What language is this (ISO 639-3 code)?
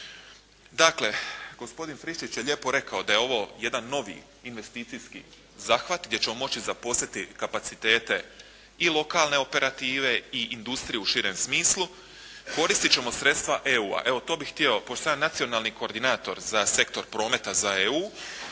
hrv